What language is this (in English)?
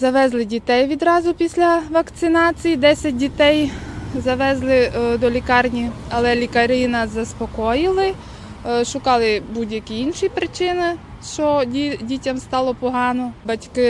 Ukrainian